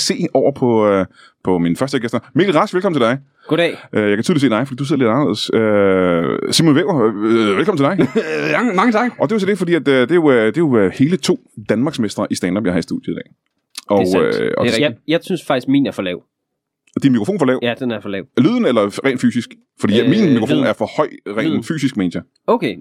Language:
Danish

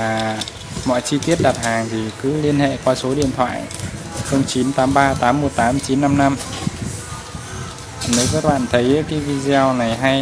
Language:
Vietnamese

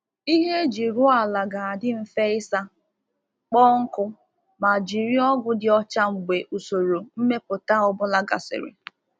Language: Igbo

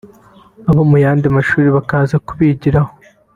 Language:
Kinyarwanda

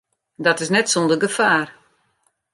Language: Western Frisian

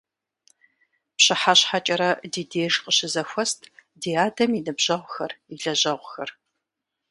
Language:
Kabardian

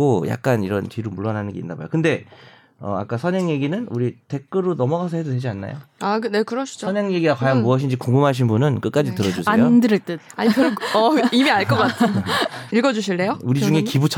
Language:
Korean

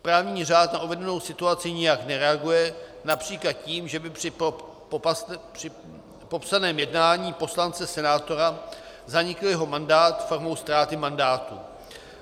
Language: Czech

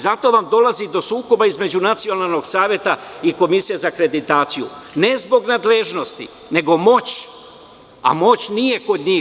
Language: Serbian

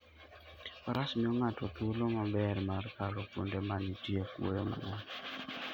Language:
Luo (Kenya and Tanzania)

